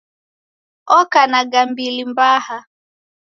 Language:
Taita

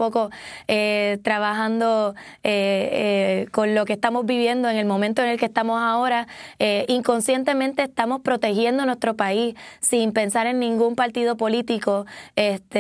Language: Spanish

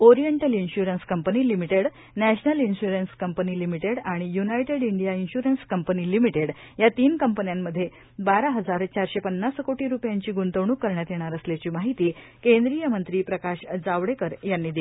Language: Marathi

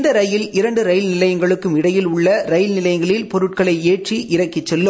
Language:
Tamil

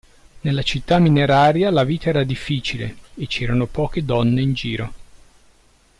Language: Italian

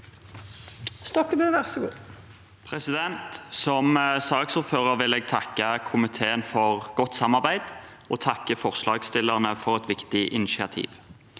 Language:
Norwegian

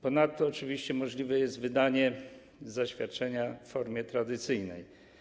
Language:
Polish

